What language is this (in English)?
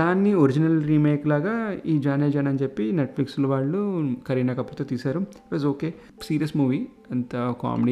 Telugu